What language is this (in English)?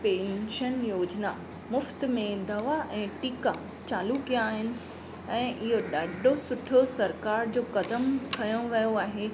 Sindhi